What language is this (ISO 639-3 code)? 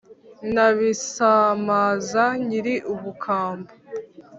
kin